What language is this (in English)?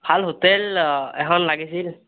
Assamese